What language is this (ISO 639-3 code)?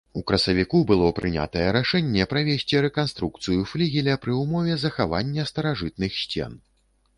bel